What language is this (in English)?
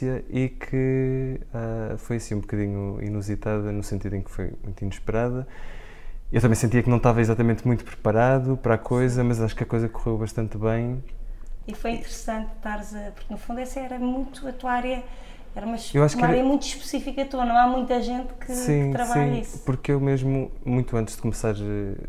Portuguese